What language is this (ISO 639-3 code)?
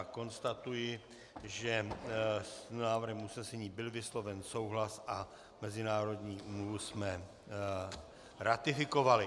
ces